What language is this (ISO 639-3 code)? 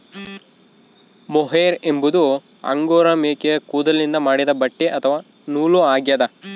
kan